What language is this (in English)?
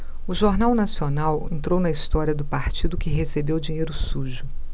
Portuguese